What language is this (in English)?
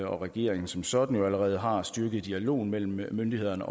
Danish